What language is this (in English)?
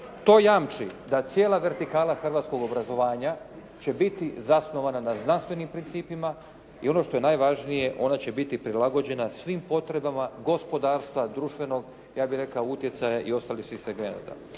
Croatian